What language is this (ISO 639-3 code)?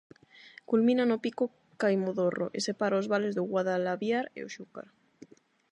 glg